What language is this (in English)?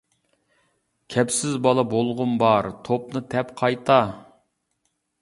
Uyghur